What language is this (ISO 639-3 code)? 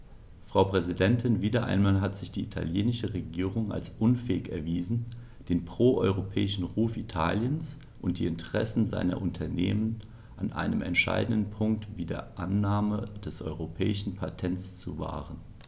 deu